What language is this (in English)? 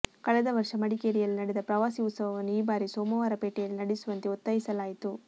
Kannada